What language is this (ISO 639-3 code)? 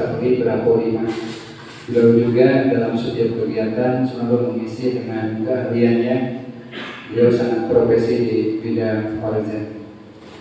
ind